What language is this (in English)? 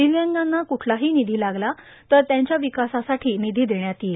Marathi